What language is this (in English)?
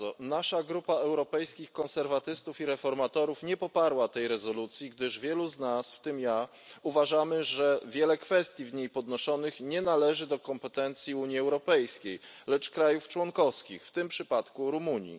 Polish